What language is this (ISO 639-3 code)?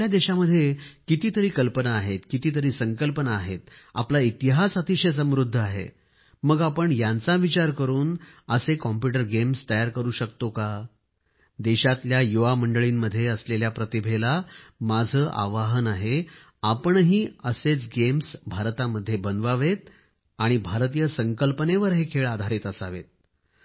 mar